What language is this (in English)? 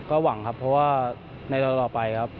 Thai